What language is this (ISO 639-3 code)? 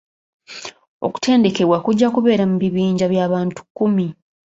lug